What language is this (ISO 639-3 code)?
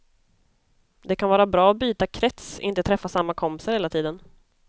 swe